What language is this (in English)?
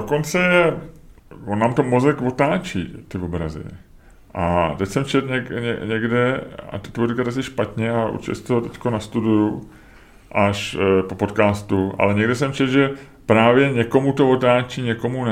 Czech